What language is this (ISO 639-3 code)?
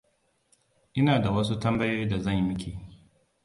hau